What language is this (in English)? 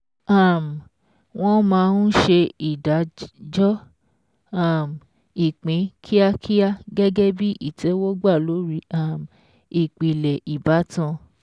Yoruba